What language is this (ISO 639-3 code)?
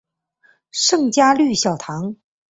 zho